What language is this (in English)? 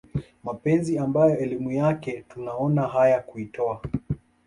Swahili